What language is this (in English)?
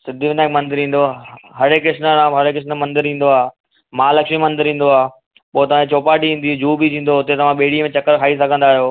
Sindhi